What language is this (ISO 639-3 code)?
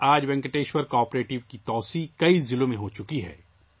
urd